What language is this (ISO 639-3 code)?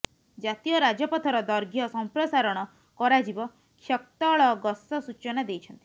ori